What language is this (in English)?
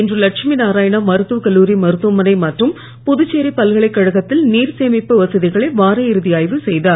Tamil